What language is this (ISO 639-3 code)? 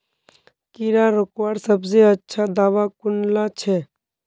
mag